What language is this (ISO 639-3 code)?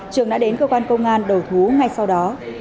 vie